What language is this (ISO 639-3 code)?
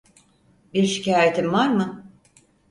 tur